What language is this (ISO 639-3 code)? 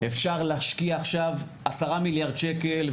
heb